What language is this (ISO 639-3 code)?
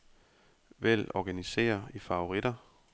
dan